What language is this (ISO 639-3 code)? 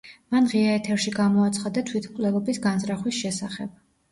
kat